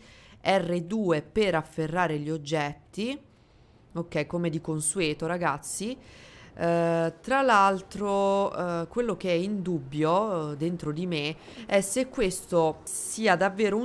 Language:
Italian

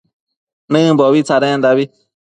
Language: Matsés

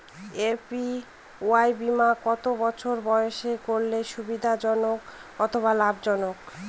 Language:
Bangla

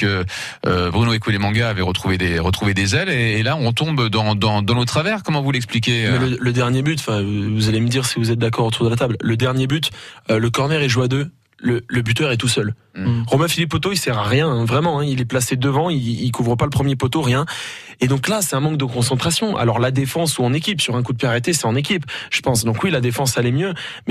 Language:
French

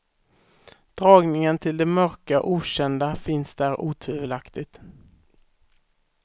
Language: Swedish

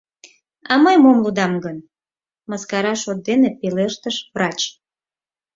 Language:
Mari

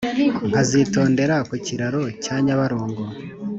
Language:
Kinyarwanda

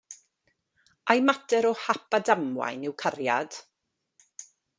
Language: Welsh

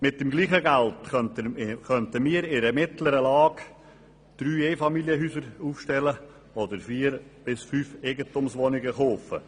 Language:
Swiss German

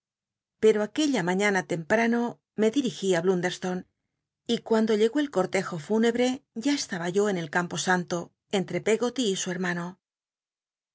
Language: Spanish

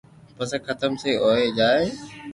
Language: Loarki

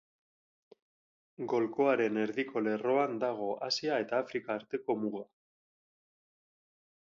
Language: Basque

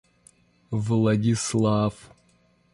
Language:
Russian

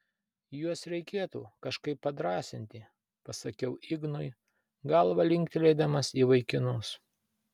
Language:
Lithuanian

